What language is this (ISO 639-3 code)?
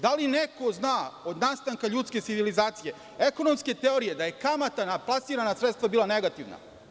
srp